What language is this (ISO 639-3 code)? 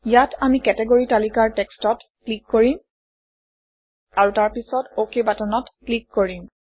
asm